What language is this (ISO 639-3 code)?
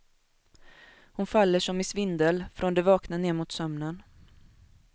swe